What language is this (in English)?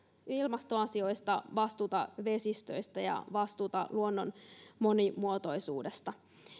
Finnish